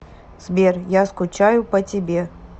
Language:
Russian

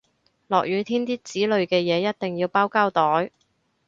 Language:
Cantonese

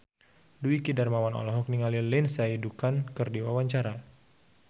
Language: Sundanese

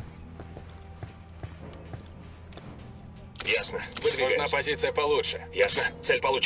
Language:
Russian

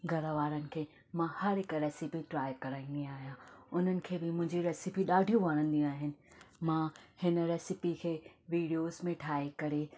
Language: Sindhi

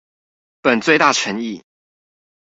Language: Chinese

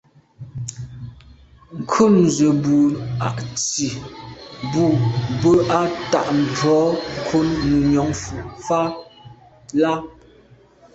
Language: Medumba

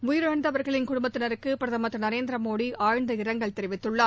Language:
Tamil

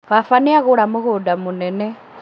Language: Kikuyu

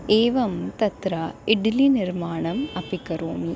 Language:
Sanskrit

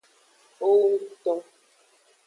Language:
Aja (Benin)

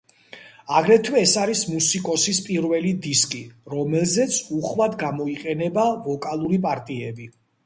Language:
Georgian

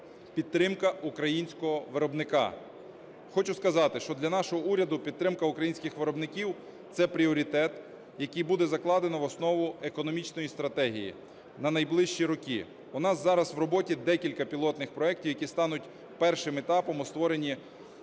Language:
Ukrainian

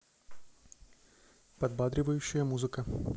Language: Russian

